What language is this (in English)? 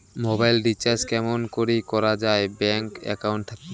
Bangla